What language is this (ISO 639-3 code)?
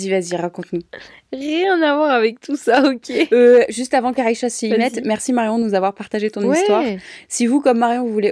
fra